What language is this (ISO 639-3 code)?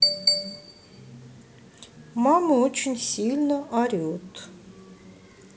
rus